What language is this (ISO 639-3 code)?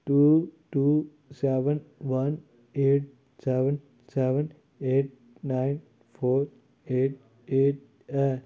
doi